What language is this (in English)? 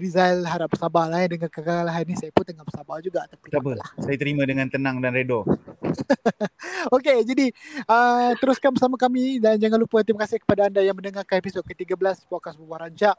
Malay